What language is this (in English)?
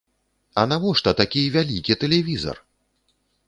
Belarusian